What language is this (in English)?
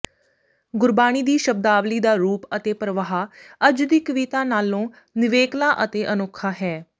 Punjabi